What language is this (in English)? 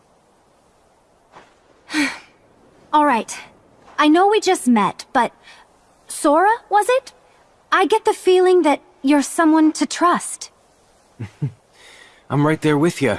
English